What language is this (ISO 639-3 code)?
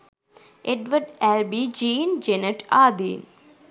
sin